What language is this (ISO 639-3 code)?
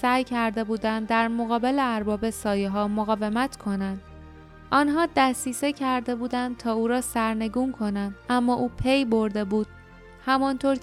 fas